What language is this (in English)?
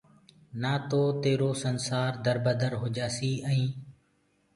Gurgula